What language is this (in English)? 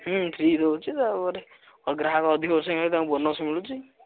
Odia